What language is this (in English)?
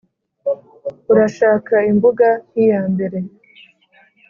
Kinyarwanda